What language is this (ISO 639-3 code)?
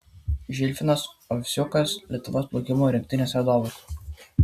lit